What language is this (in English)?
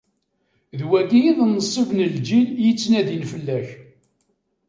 Kabyle